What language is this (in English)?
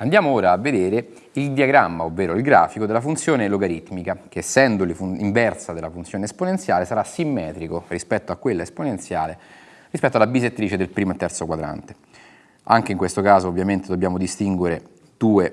Italian